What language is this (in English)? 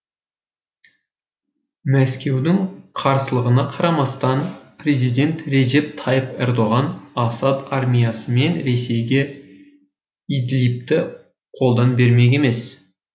Kazakh